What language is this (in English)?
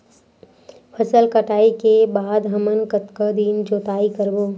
Chhattisgarhi